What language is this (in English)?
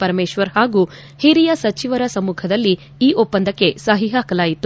Kannada